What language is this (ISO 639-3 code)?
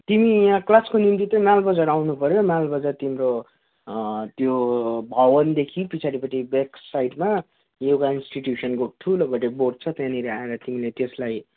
nep